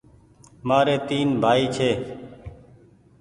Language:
Goaria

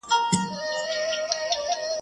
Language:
Pashto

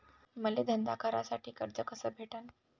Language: Marathi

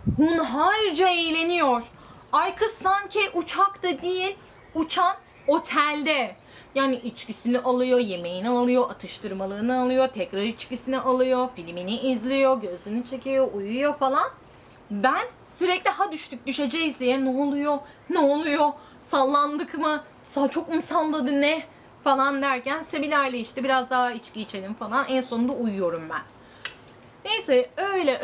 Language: Turkish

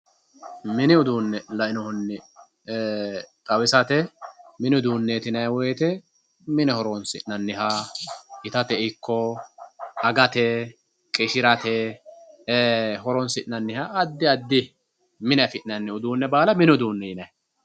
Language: Sidamo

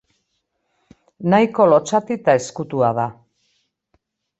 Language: Basque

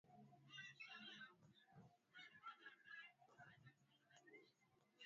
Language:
Swahili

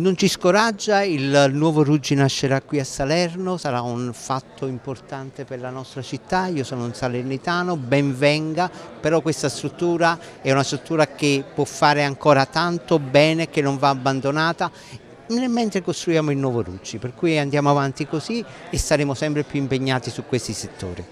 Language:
Italian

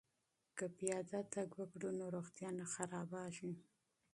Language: Pashto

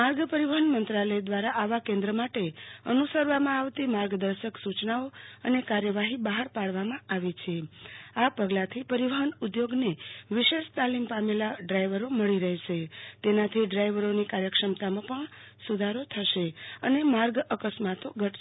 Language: Gujarati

